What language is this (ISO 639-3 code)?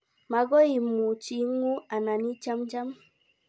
kln